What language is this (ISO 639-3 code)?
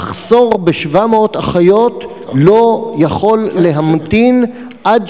heb